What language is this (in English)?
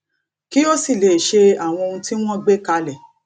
Yoruba